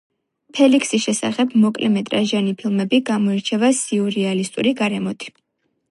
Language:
Georgian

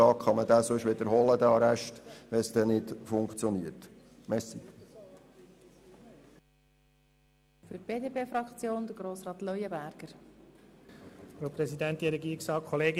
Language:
Swiss German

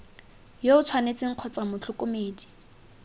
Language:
Tswana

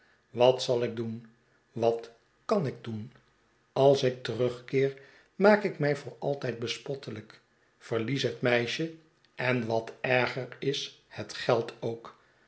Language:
Dutch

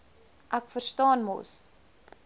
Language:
Afrikaans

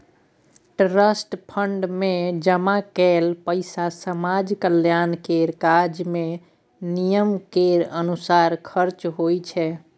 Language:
Maithili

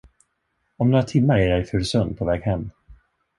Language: Swedish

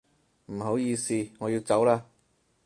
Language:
Cantonese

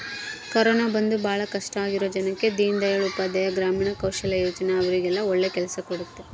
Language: Kannada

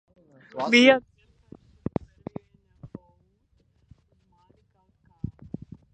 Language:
Latvian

